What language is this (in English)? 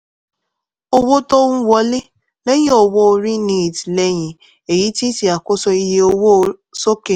Yoruba